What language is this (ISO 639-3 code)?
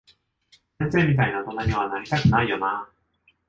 jpn